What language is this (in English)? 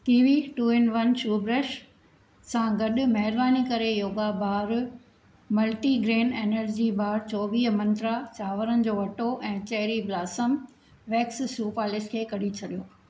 Sindhi